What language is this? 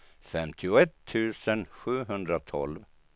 Swedish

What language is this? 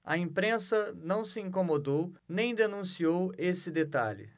Portuguese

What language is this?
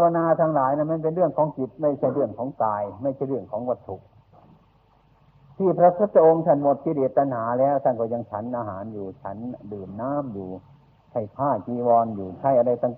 Thai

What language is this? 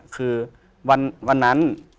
Thai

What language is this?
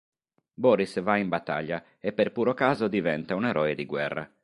Italian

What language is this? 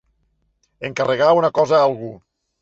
Catalan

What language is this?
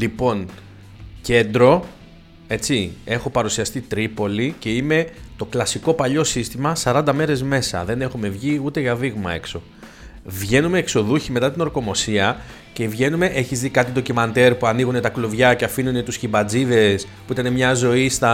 Greek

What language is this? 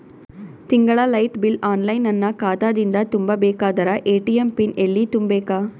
Kannada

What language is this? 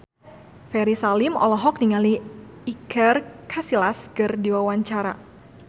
Sundanese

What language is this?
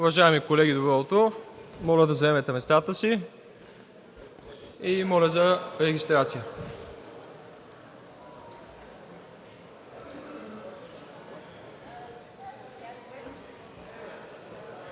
Bulgarian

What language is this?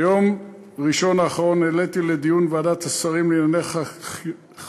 Hebrew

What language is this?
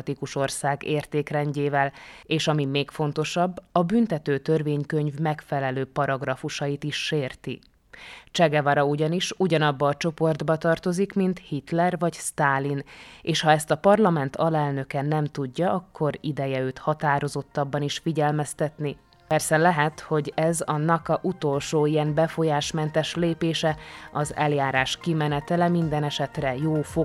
Hungarian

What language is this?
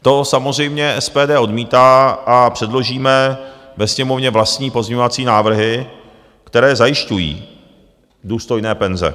Czech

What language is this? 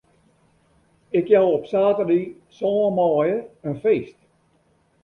Western Frisian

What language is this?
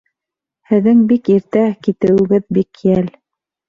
Bashkir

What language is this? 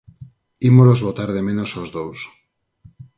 Galician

